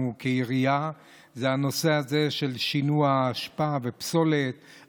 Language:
Hebrew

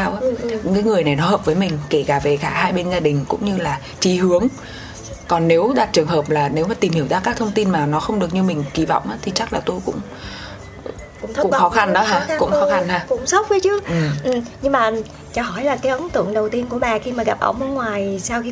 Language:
Vietnamese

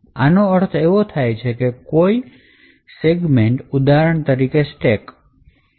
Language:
Gujarati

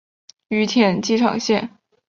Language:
Chinese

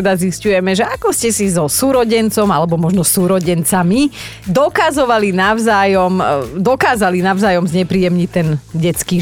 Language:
Slovak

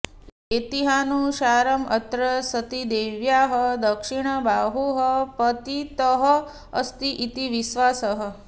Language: Sanskrit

